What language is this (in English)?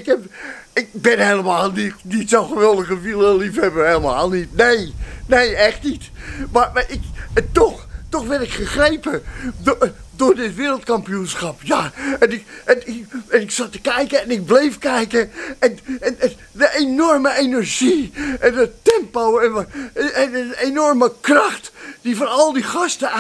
Dutch